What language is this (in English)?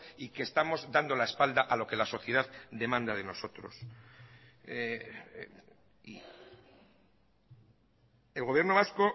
Spanish